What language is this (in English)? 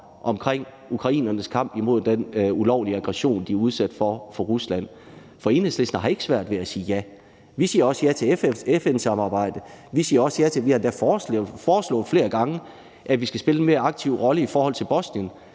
Danish